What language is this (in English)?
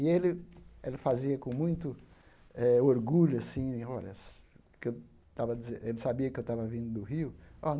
Portuguese